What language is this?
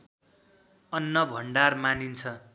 Nepali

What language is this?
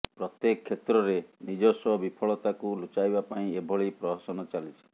Odia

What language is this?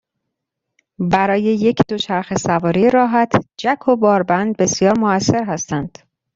Persian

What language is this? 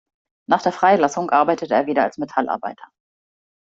German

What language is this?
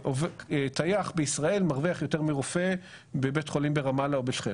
Hebrew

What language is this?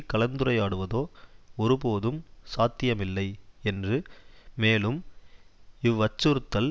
Tamil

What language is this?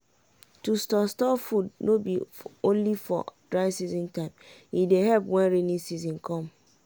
Nigerian Pidgin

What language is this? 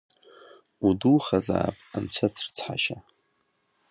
Abkhazian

